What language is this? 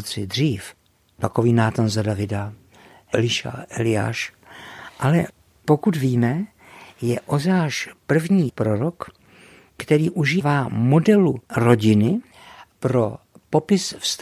Czech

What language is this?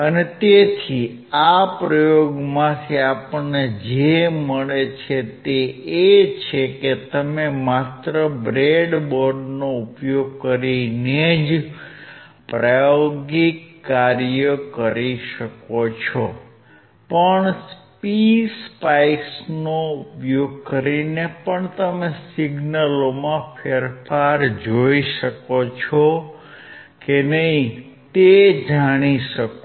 Gujarati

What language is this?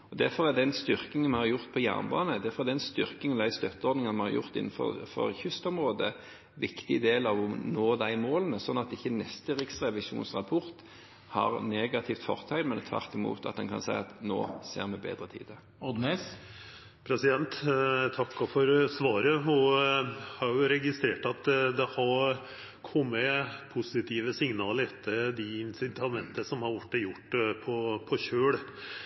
Norwegian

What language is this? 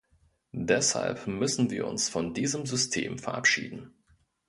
German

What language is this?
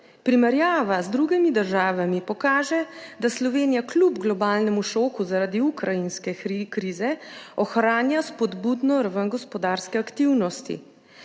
Slovenian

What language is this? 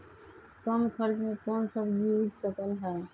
Magahi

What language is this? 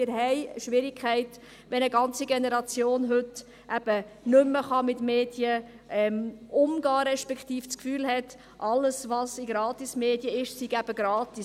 Swiss German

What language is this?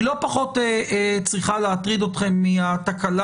Hebrew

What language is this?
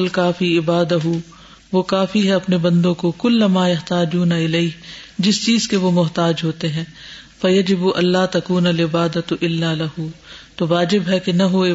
Urdu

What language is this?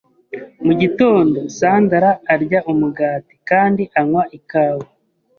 Kinyarwanda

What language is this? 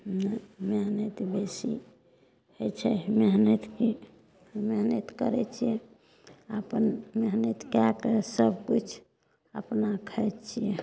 Maithili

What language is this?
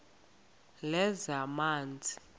Xhosa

